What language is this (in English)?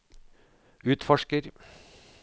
Norwegian